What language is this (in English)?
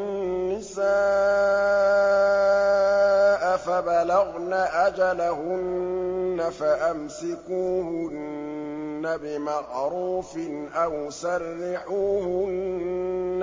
Arabic